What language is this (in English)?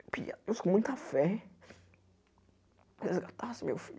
Portuguese